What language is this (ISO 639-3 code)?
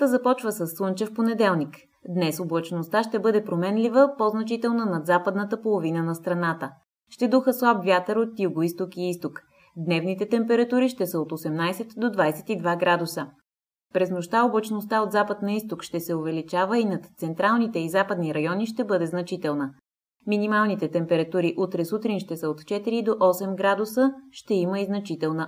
bul